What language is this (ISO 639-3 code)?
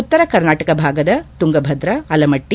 kan